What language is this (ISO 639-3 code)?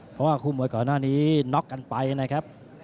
tha